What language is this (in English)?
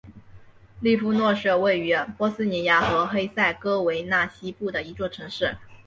Chinese